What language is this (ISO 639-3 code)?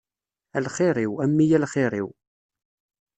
kab